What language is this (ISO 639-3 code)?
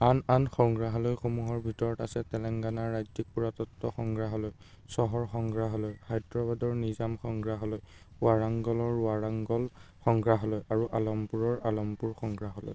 asm